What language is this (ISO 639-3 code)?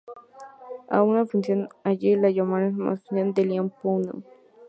spa